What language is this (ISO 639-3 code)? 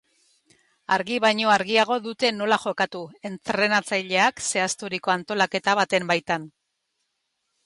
eus